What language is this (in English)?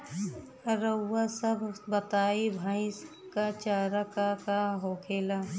Bhojpuri